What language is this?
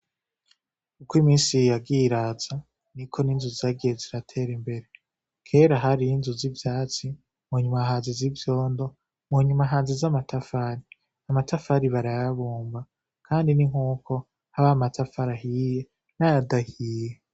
Rundi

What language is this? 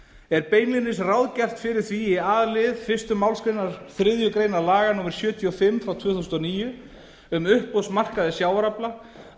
Icelandic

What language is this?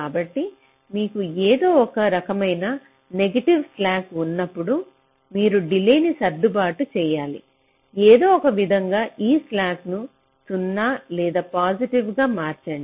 Telugu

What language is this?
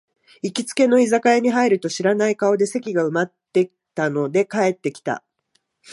Japanese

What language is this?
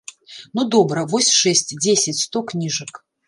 Belarusian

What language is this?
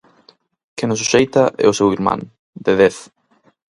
Galician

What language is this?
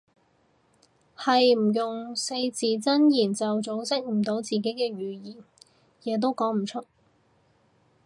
Cantonese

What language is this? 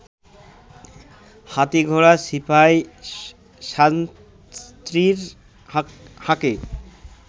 Bangla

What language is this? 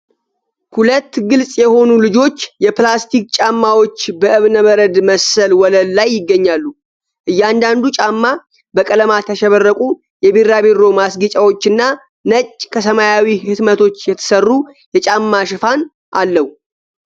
Amharic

